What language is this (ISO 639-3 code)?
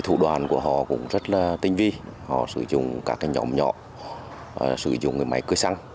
vie